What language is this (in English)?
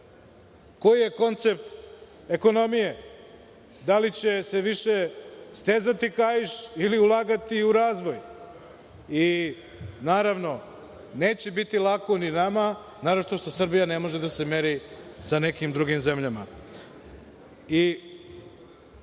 Serbian